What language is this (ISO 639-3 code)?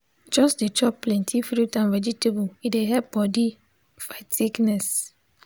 pcm